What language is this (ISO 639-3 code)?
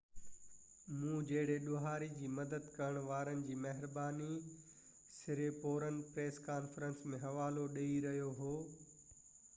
snd